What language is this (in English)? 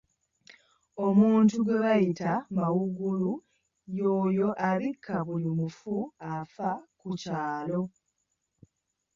Ganda